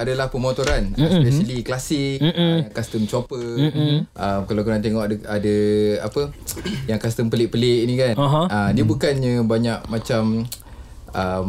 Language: Malay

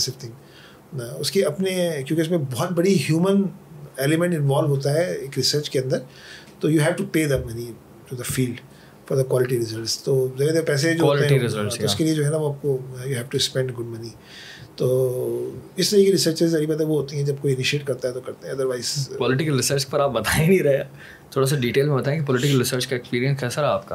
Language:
Urdu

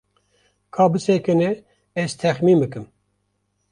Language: Kurdish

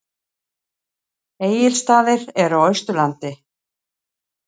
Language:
Icelandic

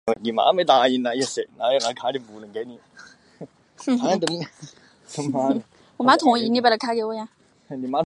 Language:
Chinese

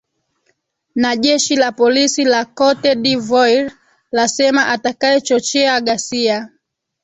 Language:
Swahili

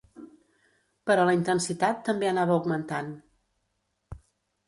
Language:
Catalan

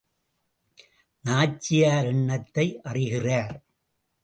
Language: Tamil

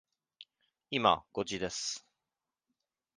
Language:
Japanese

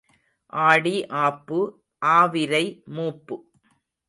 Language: Tamil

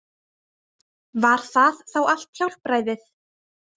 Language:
Icelandic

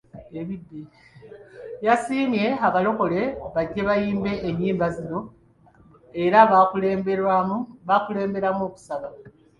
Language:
Ganda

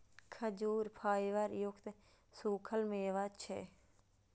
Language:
Maithili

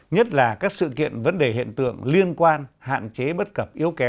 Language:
Vietnamese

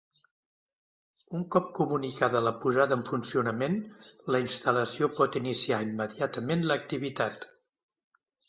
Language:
Catalan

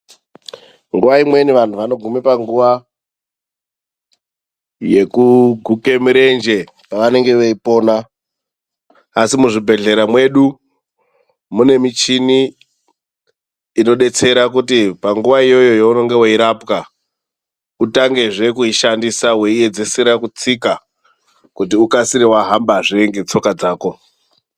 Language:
Ndau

